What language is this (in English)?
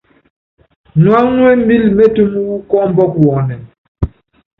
Yangben